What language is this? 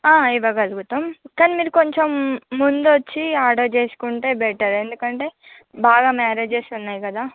Telugu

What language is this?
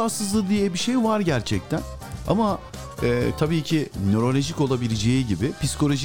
Turkish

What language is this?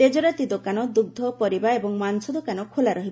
Odia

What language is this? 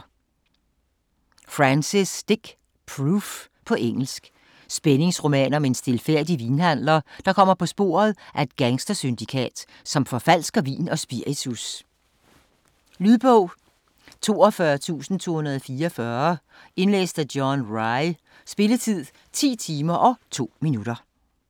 Danish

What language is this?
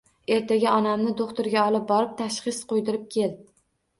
Uzbek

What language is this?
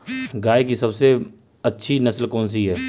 Hindi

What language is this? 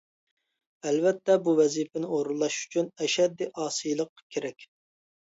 Uyghur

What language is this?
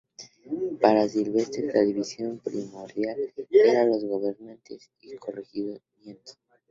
Spanish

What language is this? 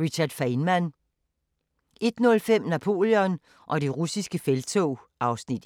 Danish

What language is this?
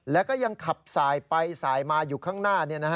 Thai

